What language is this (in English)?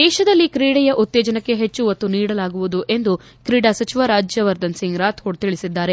Kannada